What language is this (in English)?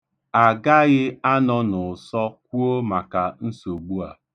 Igbo